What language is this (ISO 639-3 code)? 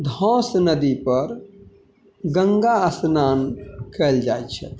mai